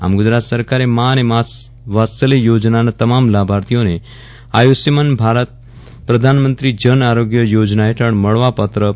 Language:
Gujarati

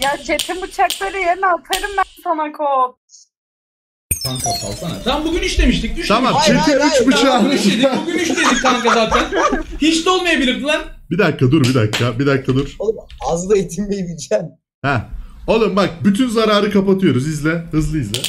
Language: Turkish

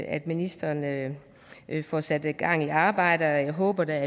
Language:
Danish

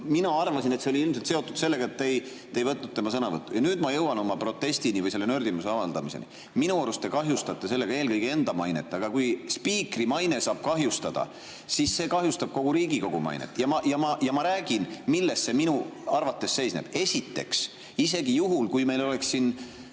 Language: Estonian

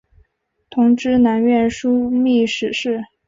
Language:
Chinese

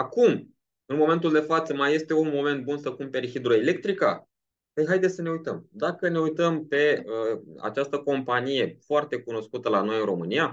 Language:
Romanian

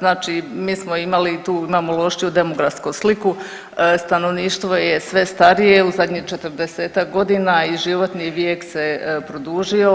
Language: Croatian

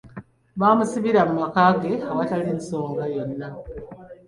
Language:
Ganda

